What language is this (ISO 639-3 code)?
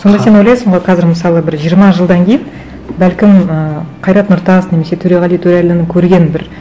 kaz